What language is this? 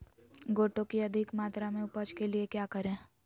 Magahi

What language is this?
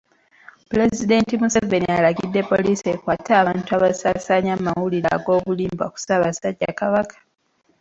Ganda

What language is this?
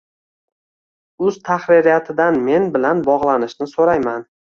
Uzbek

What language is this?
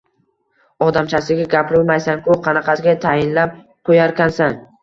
Uzbek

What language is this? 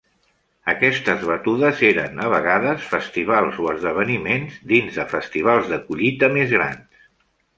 Catalan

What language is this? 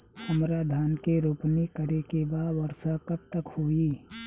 Bhojpuri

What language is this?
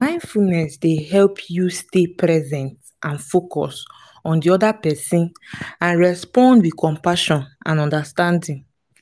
Nigerian Pidgin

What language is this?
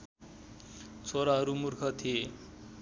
Nepali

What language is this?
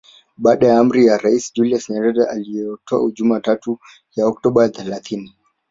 Swahili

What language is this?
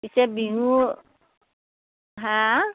Assamese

